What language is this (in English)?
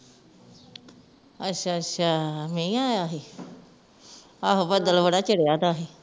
Punjabi